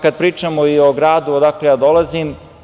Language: Serbian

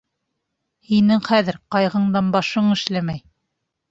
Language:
Bashkir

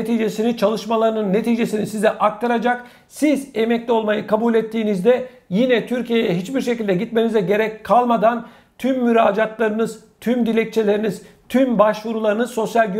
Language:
Turkish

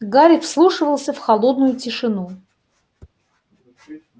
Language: Russian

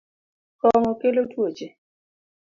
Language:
Luo (Kenya and Tanzania)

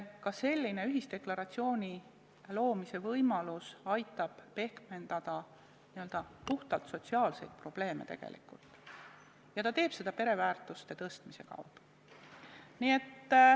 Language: Estonian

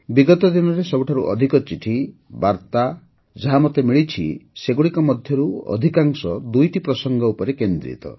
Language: Odia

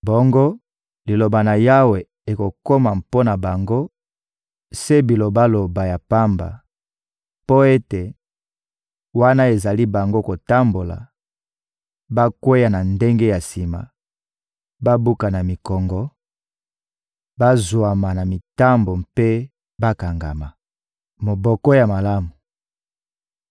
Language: Lingala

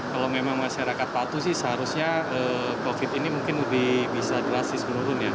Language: Indonesian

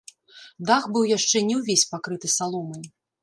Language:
Belarusian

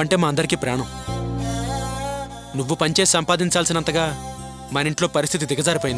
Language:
Hindi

